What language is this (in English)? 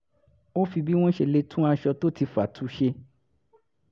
Yoruba